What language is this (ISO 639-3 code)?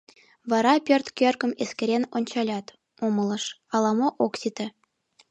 chm